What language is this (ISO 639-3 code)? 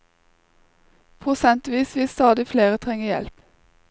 nor